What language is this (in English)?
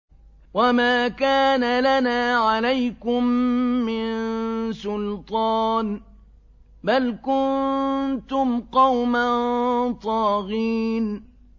Arabic